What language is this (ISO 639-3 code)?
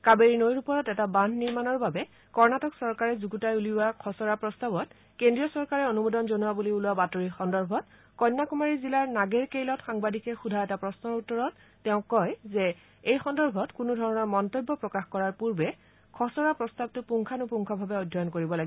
asm